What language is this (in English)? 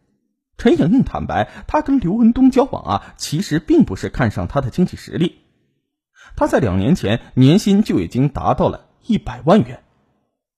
Chinese